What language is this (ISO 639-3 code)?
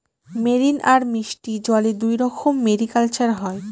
ben